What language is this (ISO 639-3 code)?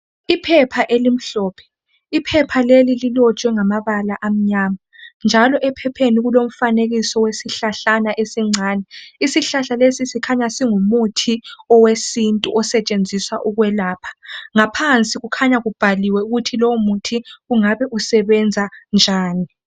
nde